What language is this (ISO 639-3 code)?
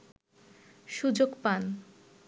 ben